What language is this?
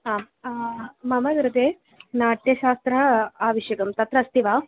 Sanskrit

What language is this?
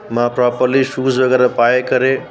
Sindhi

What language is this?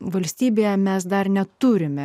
Lithuanian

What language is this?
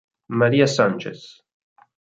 Italian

